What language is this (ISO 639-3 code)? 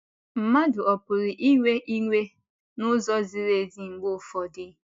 ibo